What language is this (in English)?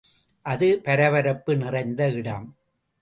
Tamil